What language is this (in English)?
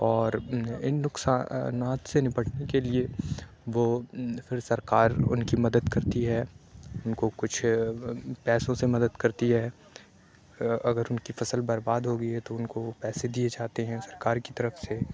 Urdu